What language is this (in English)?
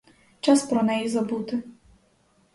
Ukrainian